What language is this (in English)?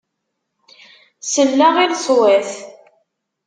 Kabyle